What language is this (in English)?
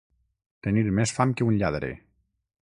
Catalan